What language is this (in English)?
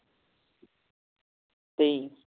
Punjabi